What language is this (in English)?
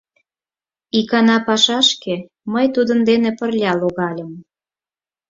Mari